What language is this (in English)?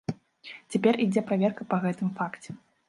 Belarusian